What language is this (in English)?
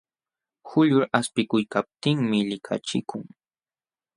Jauja Wanca Quechua